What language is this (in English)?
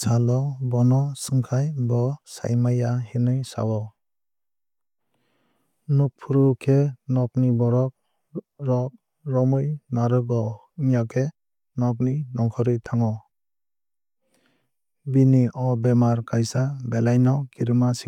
Kok Borok